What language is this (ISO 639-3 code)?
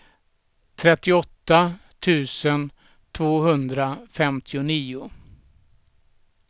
swe